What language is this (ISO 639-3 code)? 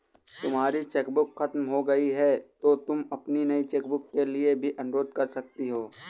hin